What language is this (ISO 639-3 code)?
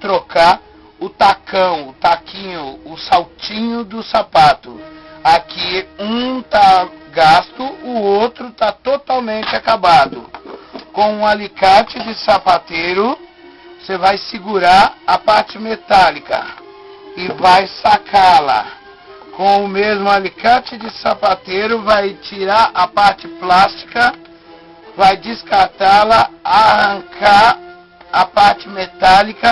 por